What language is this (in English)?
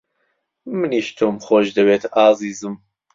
Central Kurdish